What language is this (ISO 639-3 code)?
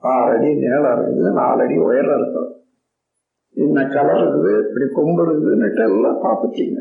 tam